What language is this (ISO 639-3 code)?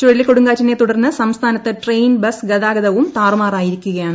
mal